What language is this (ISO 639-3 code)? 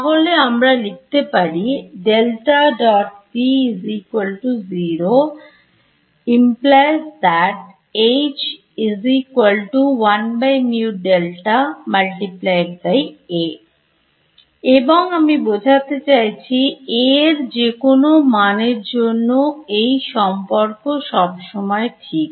ben